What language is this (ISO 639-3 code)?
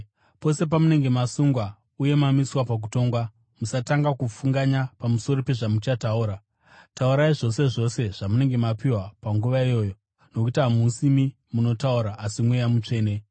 sna